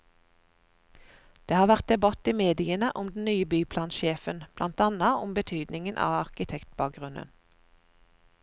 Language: Norwegian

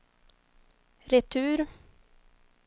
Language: Swedish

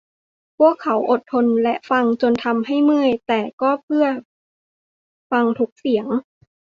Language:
Thai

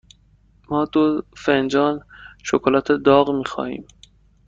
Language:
Persian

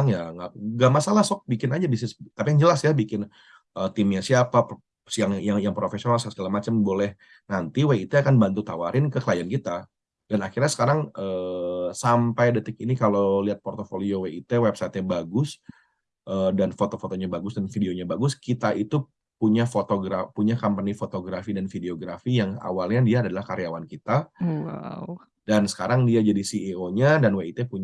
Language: Indonesian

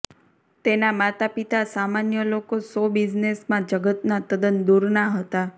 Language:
Gujarati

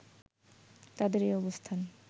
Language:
Bangla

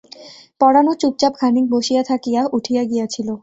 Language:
Bangla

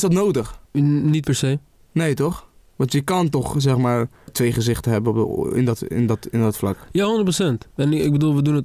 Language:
Dutch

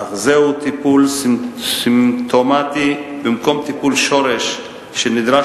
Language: Hebrew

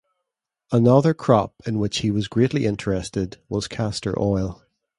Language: English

